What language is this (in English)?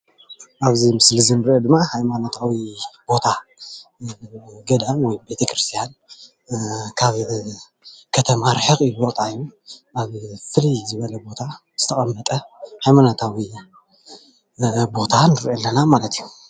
Tigrinya